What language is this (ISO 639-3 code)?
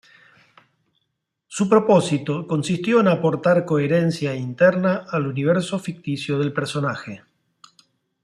spa